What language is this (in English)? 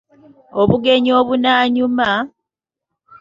Ganda